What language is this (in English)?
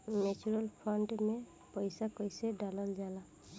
Bhojpuri